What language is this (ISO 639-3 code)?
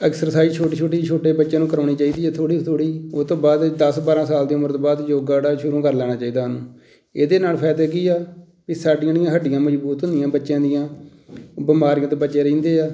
pan